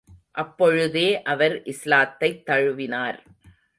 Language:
Tamil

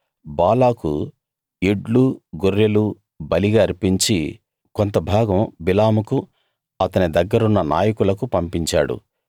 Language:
Telugu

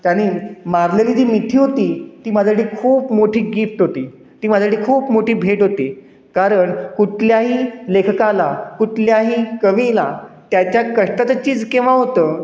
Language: Marathi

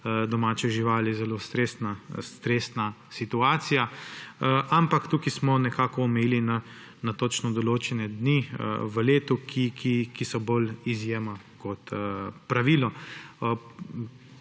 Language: Slovenian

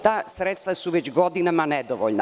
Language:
Serbian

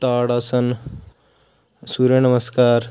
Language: Punjabi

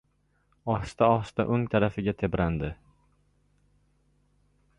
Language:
Uzbek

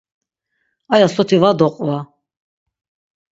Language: Laz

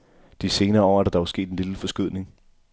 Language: Danish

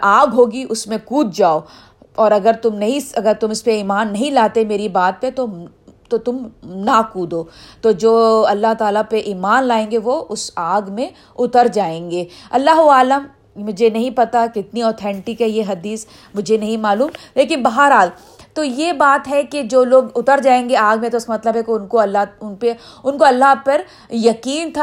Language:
Urdu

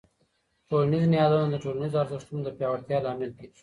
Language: Pashto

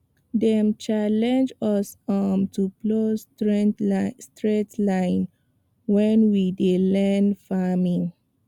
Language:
Nigerian Pidgin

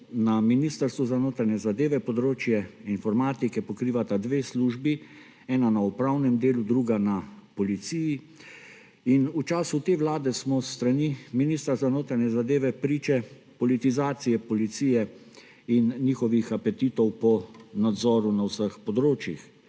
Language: Slovenian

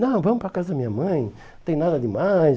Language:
Portuguese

